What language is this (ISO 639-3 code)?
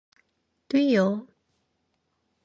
kor